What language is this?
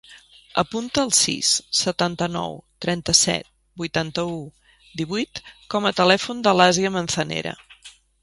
Catalan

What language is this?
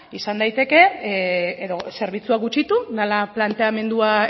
Basque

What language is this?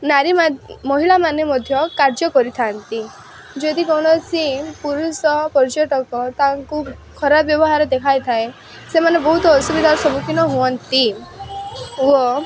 Odia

